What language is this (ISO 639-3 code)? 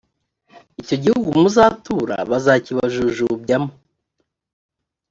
kin